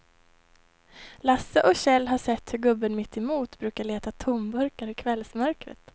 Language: Swedish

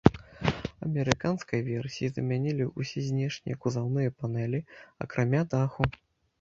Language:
Belarusian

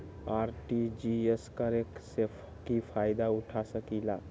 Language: Magahi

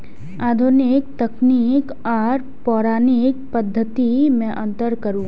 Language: Maithili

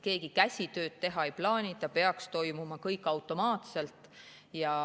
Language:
Estonian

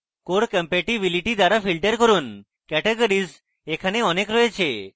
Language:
Bangla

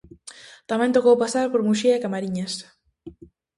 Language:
Galician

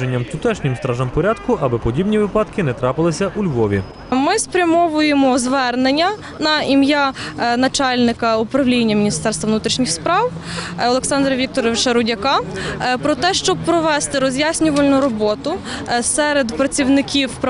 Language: Ukrainian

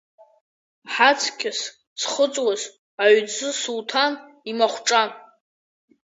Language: Abkhazian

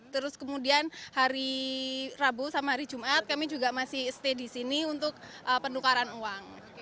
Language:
Indonesian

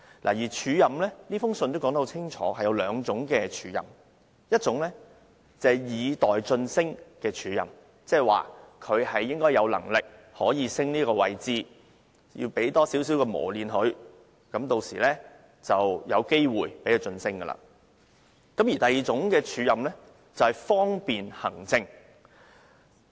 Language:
Cantonese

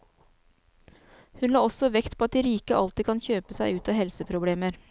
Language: Norwegian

